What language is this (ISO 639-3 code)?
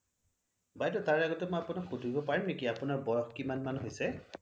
asm